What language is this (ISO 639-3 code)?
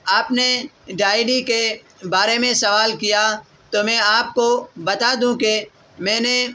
urd